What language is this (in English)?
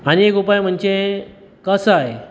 Konkani